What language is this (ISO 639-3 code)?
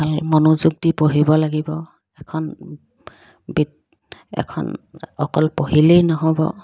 asm